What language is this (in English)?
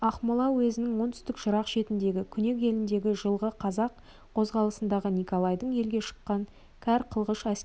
Kazakh